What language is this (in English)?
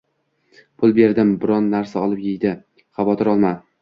Uzbek